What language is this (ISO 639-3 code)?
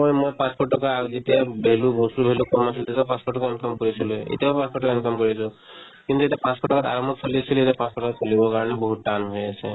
asm